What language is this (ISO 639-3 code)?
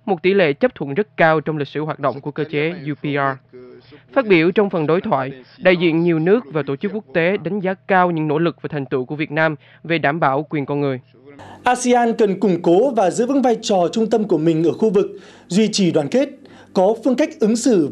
vie